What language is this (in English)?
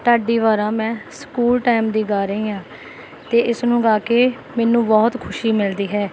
Punjabi